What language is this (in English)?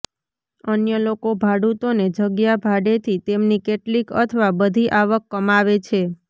Gujarati